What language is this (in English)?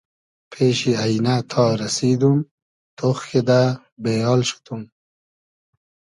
Hazaragi